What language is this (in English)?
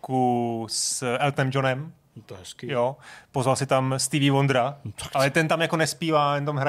Czech